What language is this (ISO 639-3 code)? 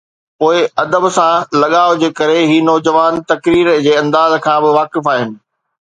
snd